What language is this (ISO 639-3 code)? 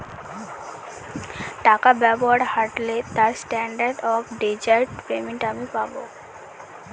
ben